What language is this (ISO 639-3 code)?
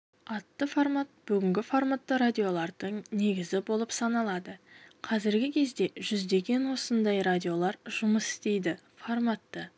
kaz